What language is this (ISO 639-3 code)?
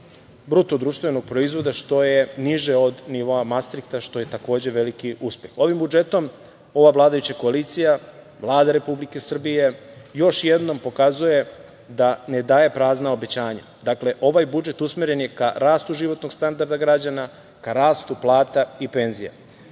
srp